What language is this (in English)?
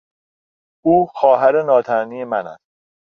Persian